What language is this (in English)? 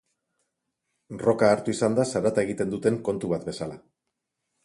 Basque